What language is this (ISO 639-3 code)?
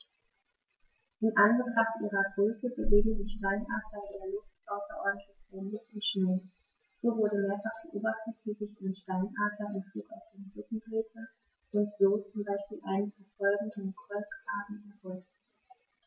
deu